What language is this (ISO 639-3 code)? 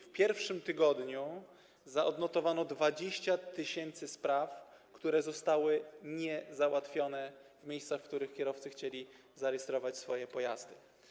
pol